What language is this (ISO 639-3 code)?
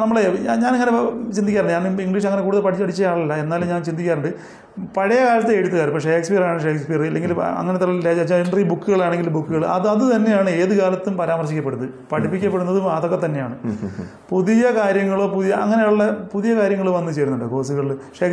mal